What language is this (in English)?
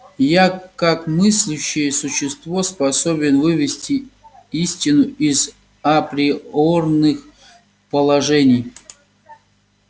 Russian